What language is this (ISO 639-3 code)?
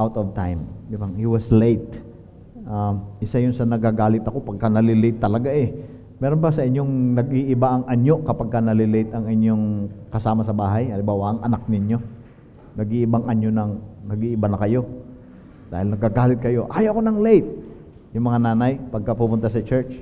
fil